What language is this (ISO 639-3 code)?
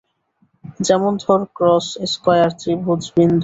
ben